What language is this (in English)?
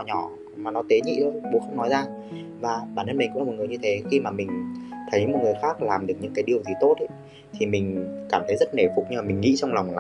Vietnamese